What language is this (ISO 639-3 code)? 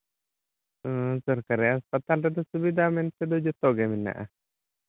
sat